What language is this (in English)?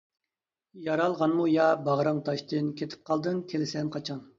Uyghur